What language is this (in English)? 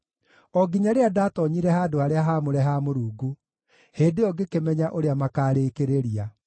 Kikuyu